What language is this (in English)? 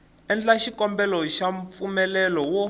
Tsonga